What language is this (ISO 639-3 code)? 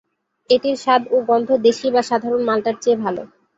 ben